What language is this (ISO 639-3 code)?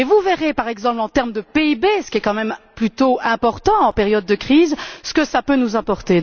fra